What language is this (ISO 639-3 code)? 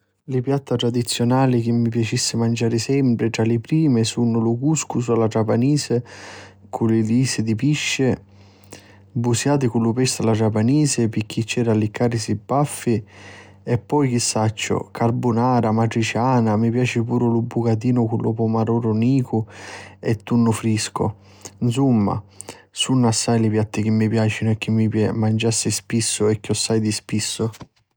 scn